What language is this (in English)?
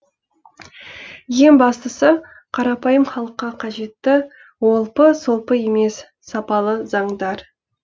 Kazakh